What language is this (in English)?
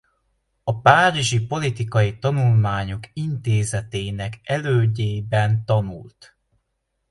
Hungarian